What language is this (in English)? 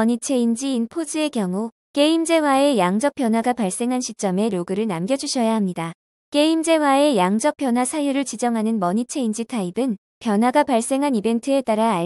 Korean